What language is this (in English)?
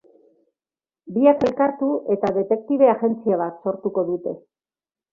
Basque